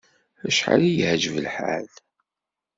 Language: Kabyle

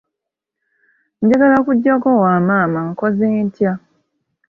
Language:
Ganda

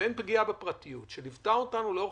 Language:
Hebrew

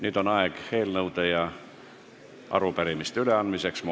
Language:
Estonian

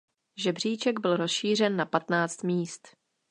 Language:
Czech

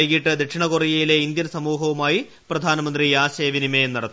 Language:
Malayalam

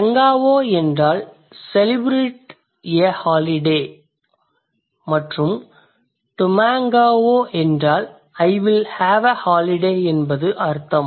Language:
Tamil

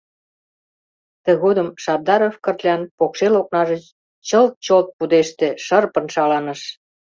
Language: Mari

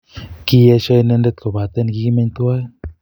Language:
Kalenjin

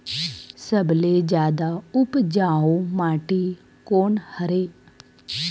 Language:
Chhattisgarhi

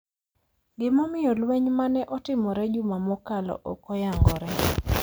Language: Luo (Kenya and Tanzania)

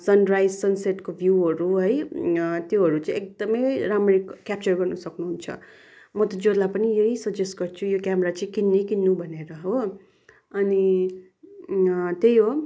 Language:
Nepali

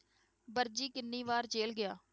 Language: Punjabi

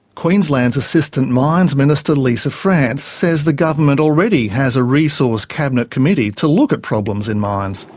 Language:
English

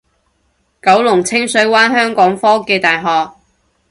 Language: Cantonese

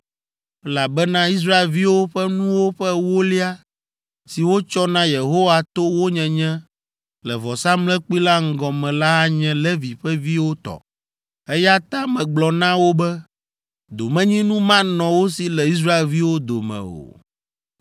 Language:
Ewe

